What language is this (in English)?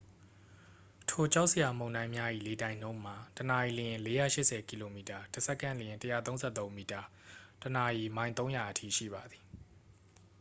Burmese